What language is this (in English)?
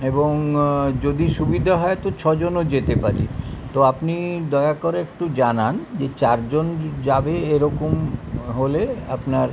Bangla